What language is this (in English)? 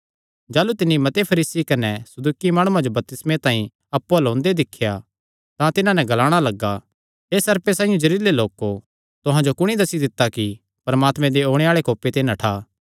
Kangri